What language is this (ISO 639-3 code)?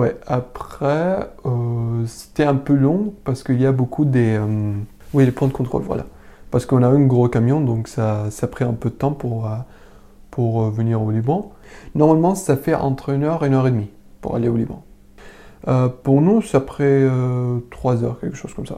fra